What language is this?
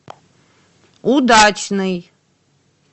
Russian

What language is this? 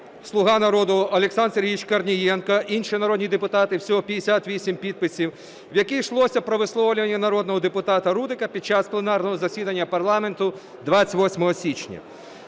Ukrainian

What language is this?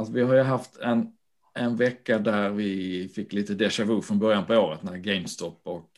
Swedish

